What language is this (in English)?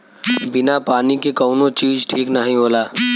Bhojpuri